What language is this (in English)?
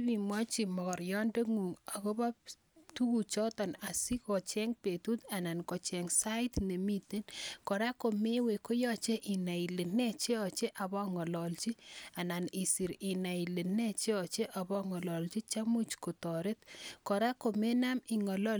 Kalenjin